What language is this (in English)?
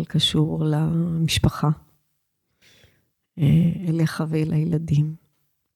Hebrew